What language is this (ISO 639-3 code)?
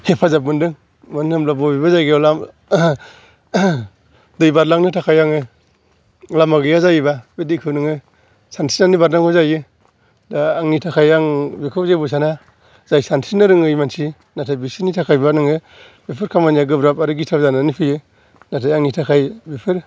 brx